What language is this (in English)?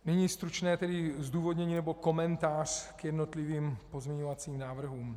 Czech